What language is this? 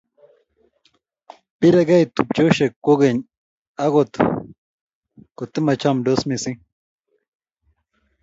Kalenjin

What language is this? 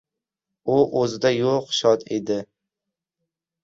Uzbek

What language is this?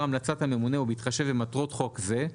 Hebrew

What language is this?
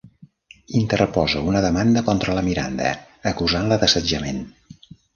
Catalan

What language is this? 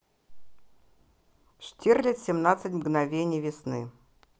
Russian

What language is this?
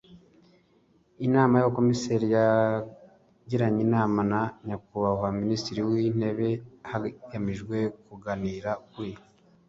Kinyarwanda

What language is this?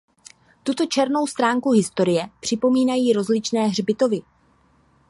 Czech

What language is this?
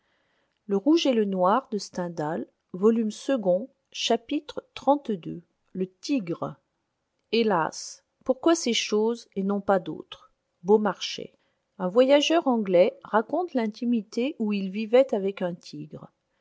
French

